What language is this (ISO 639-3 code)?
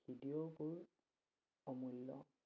asm